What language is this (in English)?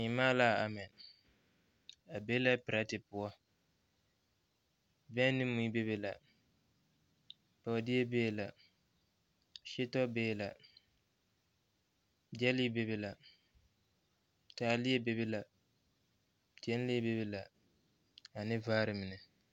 Southern Dagaare